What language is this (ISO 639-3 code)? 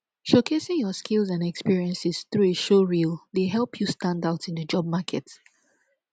pcm